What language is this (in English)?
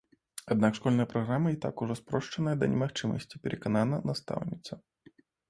Belarusian